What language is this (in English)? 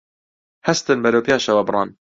Central Kurdish